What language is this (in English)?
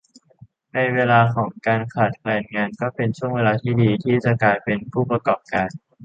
Thai